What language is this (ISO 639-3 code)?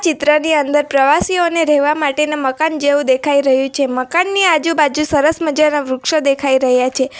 guj